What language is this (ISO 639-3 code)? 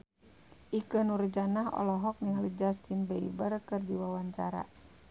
sun